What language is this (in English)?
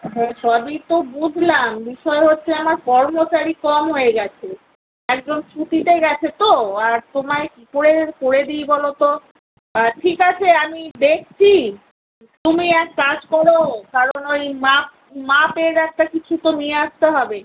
Bangla